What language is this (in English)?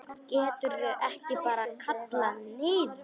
Icelandic